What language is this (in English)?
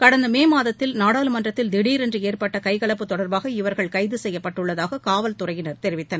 Tamil